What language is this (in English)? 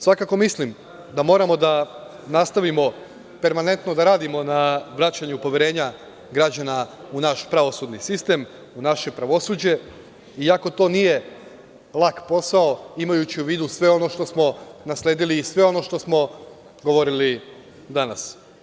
Serbian